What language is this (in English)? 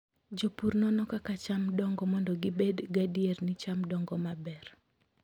Luo (Kenya and Tanzania)